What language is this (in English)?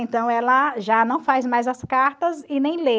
Portuguese